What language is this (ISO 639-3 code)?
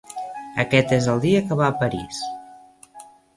cat